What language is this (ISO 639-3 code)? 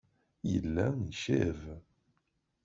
kab